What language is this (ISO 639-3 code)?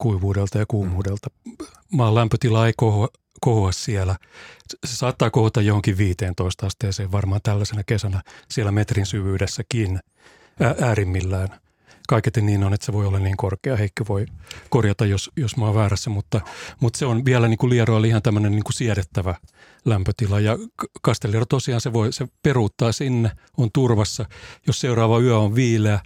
fin